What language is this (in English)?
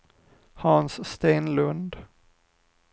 Swedish